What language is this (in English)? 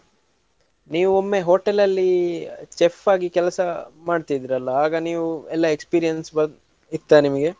Kannada